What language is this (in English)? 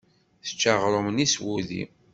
Kabyle